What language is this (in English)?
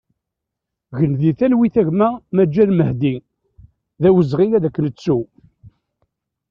Kabyle